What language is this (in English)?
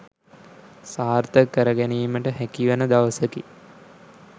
Sinhala